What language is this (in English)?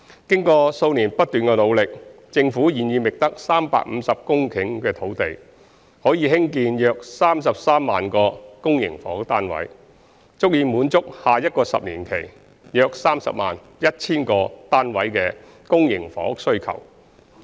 Cantonese